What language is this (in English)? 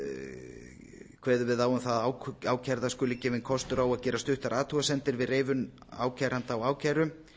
Icelandic